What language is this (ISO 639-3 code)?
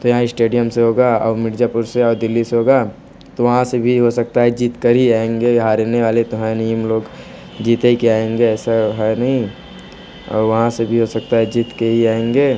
hin